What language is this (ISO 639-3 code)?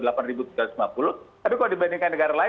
ind